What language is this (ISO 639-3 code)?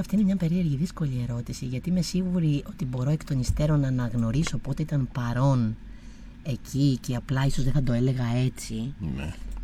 ell